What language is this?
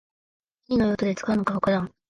Japanese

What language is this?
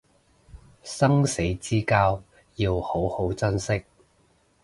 Cantonese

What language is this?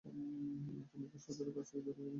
Bangla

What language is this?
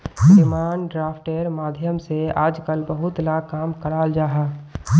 Magahi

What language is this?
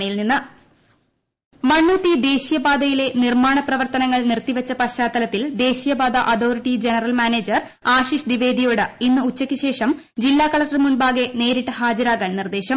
Malayalam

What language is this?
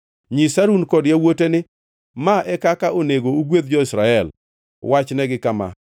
Luo (Kenya and Tanzania)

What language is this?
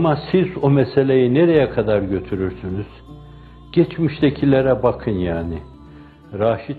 Turkish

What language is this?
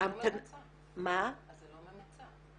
Hebrew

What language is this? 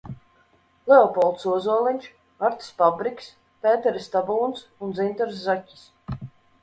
Latvian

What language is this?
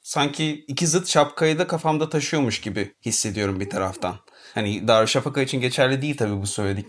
Turkish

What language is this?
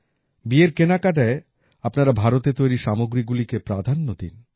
Bangla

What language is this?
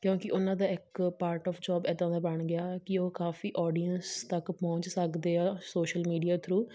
Punjabi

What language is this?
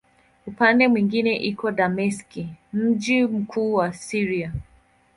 Swahili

